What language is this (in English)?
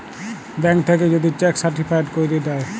Bangla